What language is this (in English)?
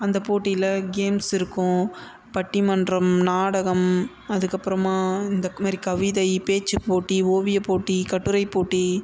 Tamil